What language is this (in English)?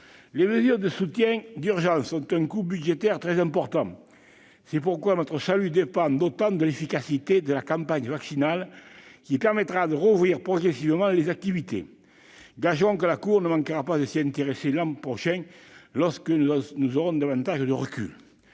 French